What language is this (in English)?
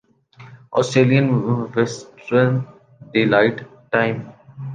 Urdu